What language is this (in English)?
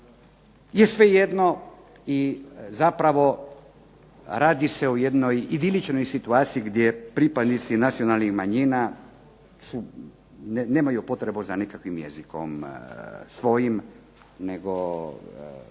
Croatian